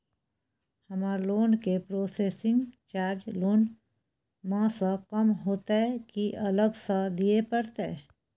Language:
Maithili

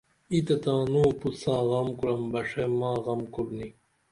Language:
Dameli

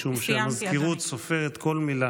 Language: Hebrew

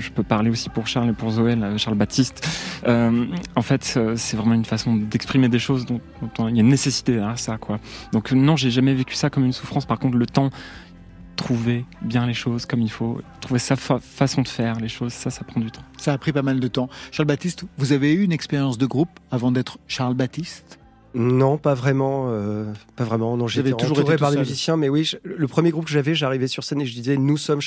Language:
French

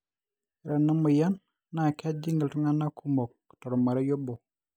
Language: Masai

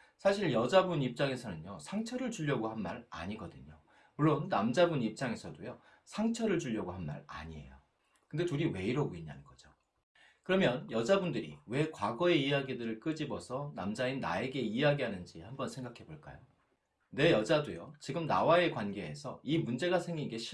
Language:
Korean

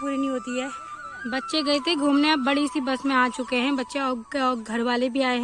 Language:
Hindi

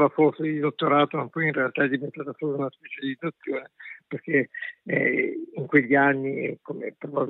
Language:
Italian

